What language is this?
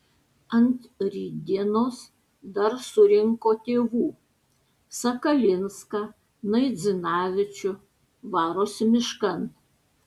Lithuanian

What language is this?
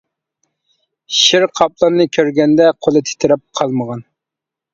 Uyghur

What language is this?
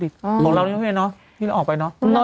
Thai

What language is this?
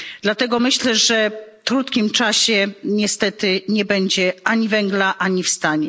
Polish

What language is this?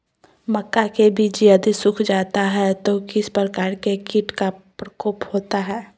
Magahi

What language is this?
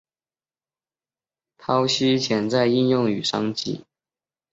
Chinese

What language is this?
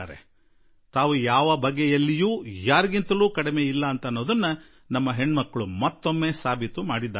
Kannada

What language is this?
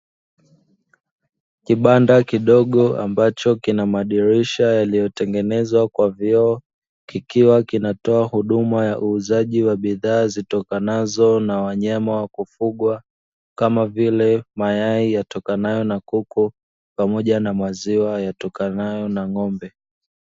Swahili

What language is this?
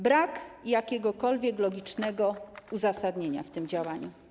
Polish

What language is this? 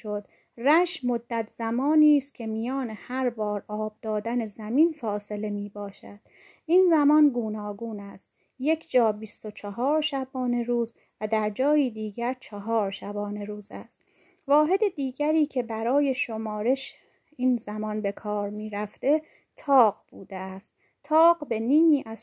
Persian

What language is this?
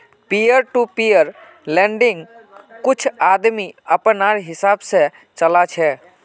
Magahi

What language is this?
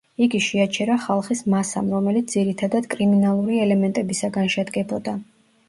Georgian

